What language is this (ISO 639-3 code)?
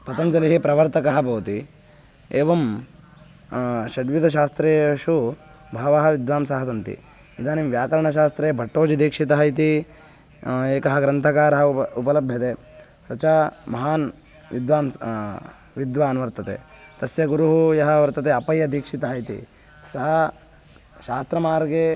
san